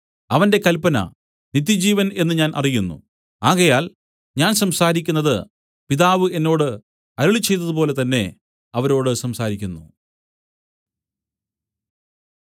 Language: Malayalam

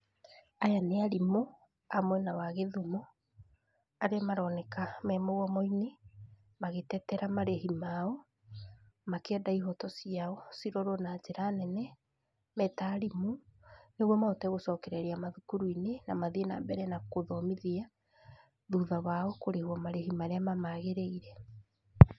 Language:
Kikuyu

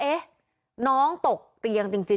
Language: Thai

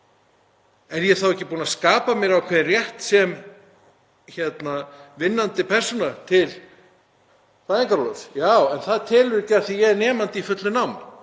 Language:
Icelandic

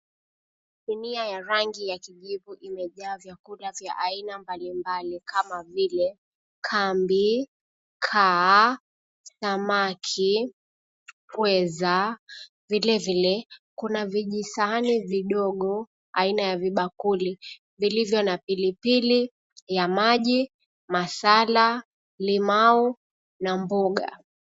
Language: Swahili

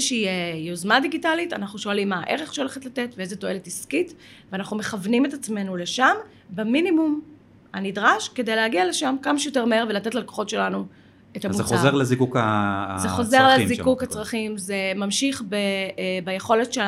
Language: Hebrew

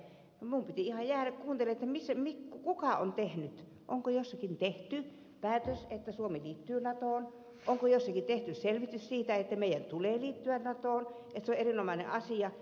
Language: Finnish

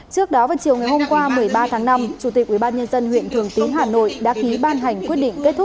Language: Vietnamese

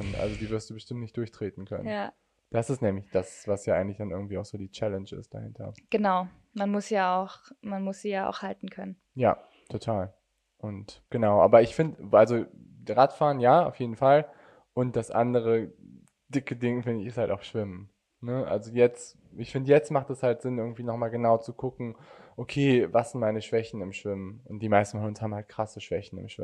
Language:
German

